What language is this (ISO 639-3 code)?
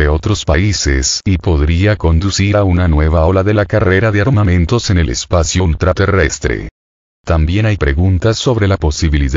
spa